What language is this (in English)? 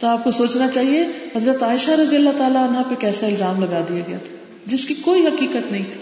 Urdu